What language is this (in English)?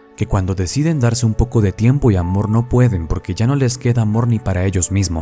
Spanish